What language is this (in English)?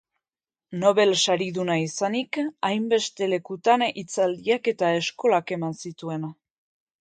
Basque